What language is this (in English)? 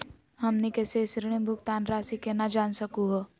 Magahi